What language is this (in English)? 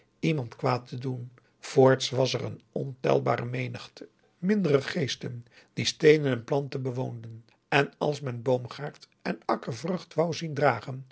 Dutch